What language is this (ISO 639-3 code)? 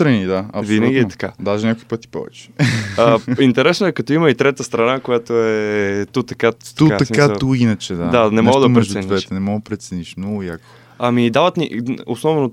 bul